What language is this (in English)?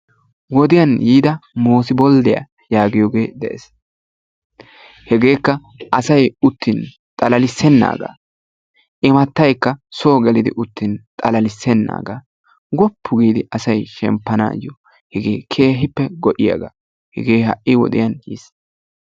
Wolaytta